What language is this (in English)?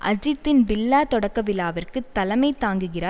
Tamil